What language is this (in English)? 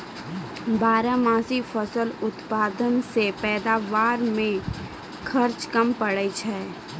Maithili